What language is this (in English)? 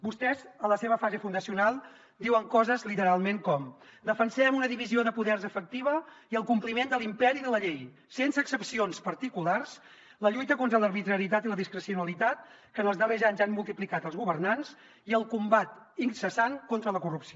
Catalan